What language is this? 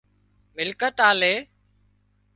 Wadiyara Koli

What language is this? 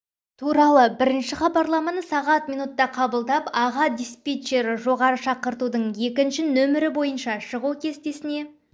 Kazakh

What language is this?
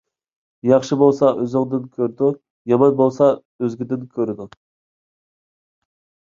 Uyghur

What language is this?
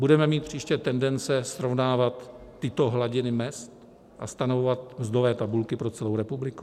Czech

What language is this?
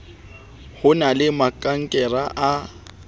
Southern Sotho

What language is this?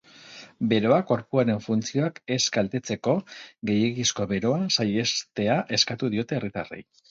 Basque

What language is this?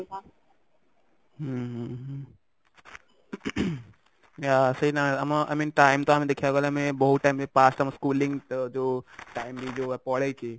Odia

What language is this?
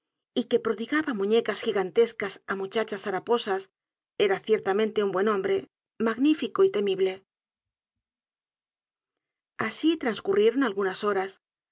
Spanish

